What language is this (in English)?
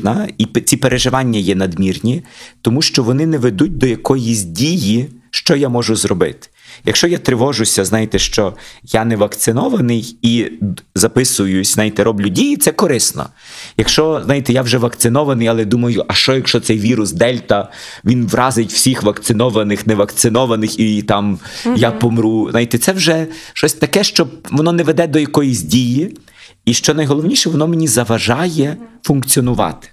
Ukrainian